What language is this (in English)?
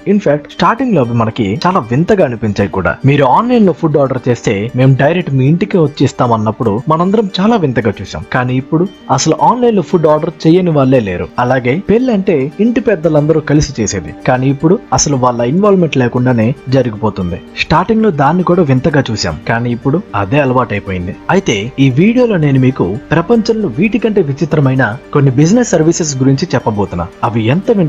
Telugu